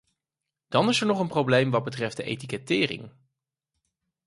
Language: Dutch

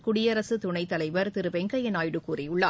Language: Tamil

